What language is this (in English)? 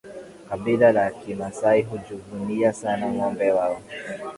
Swahili